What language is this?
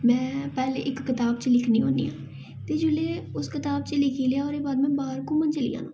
Dogri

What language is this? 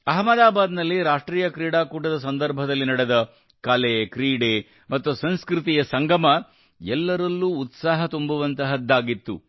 Kannada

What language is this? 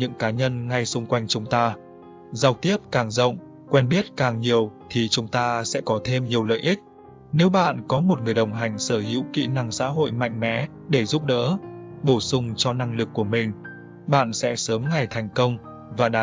Vietnamese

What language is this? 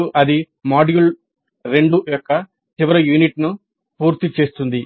Telugu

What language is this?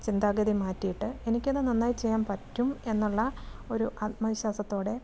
Malayalam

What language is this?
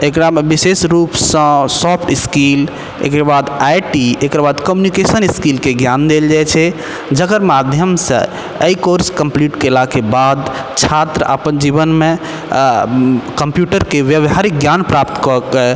Maithili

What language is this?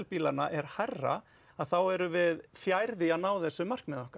Icelandic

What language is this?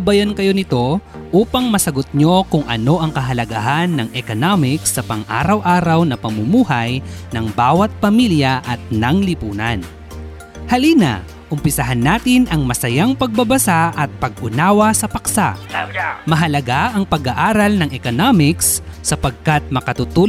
Filipino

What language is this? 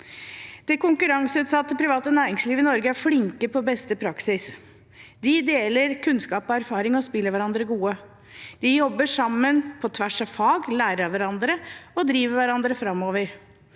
Norwegian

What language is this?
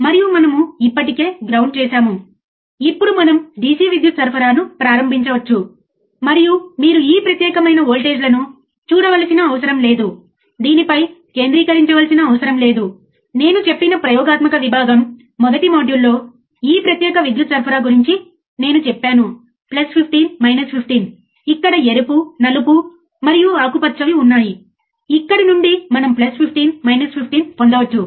Telugu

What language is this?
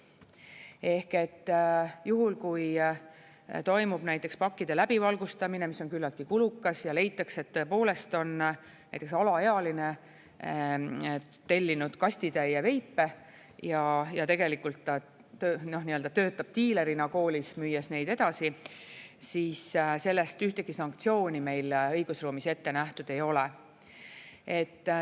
Estonian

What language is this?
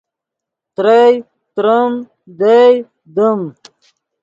Yidgha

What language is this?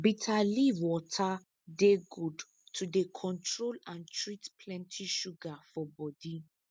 Nigerian Pidgin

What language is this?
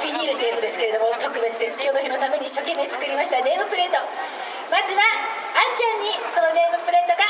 Japanese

